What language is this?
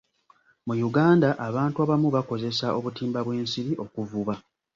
Ganda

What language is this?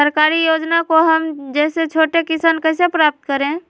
Magahi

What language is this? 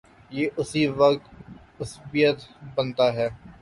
Urdu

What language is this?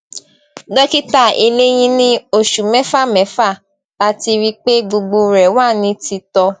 Yoruba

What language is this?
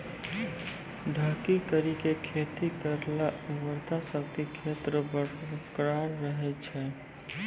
Maithili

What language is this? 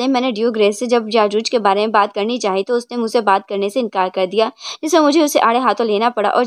Hindi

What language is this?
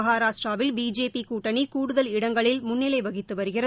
Tamil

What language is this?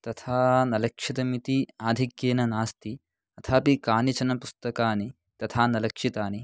Sanskrit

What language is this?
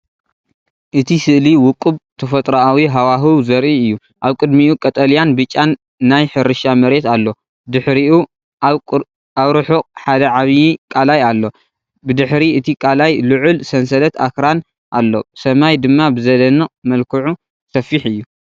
Tigrinya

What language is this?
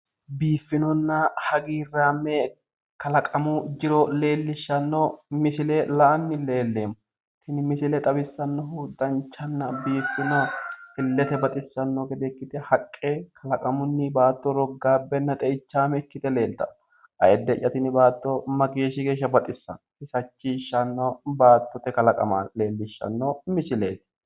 Sidamo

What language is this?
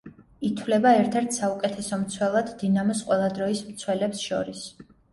Georgian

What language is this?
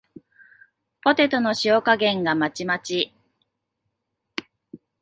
Japanese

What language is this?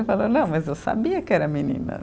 Portuguese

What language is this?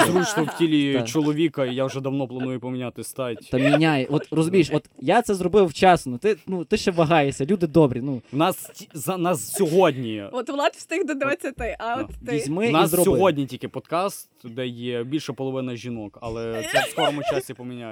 Ukrainian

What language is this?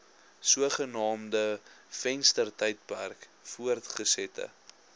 Afrikaans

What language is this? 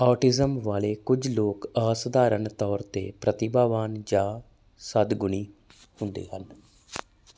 Punjabi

